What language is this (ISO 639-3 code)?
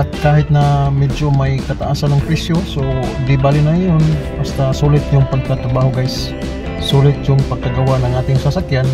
fil